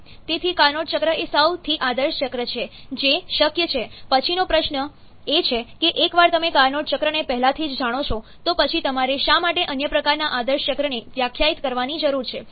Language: Gujarati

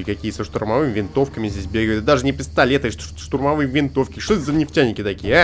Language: Russian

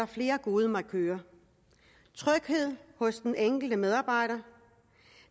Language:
Danish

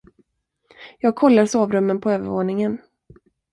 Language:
Swedish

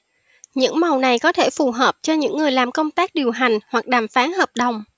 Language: Vietnamese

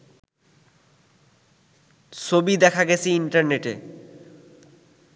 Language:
Bangla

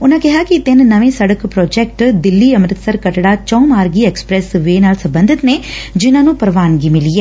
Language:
Punjabi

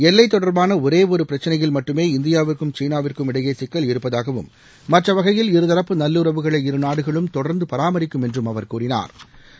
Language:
Tamil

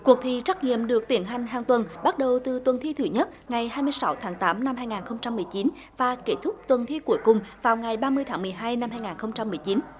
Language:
Vietnamese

